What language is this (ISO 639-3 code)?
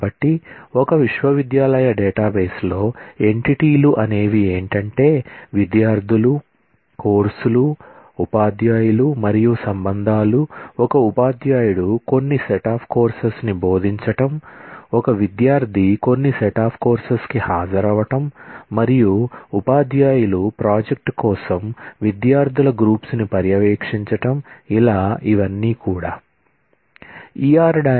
tel